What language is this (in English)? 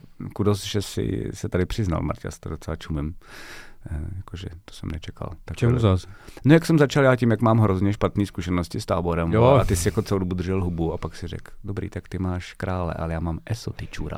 Czech